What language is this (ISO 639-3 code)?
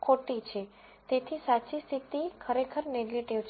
guj